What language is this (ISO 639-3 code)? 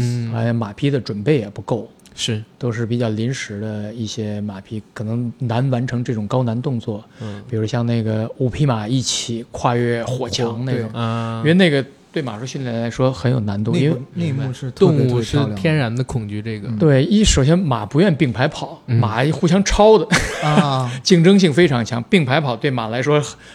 zho